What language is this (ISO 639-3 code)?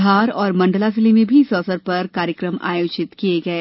hin